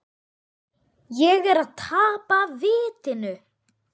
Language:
Icelandic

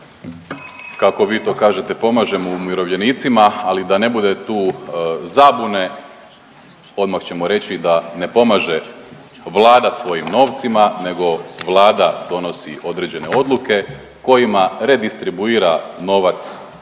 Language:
Croatian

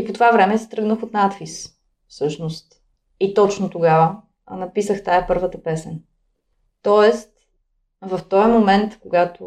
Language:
Bulgarian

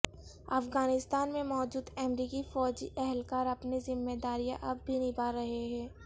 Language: Urdu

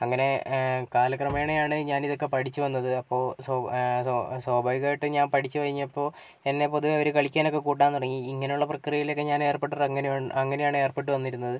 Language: Malayalam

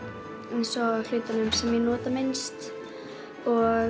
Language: Icelandic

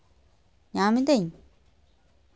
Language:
Santali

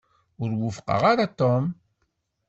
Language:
Kabyle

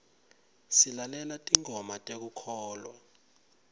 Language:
Swati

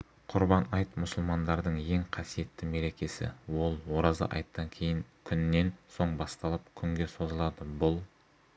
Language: Kazakh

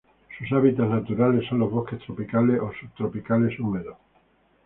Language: Spanish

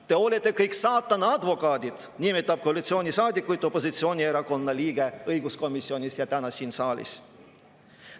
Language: Estonian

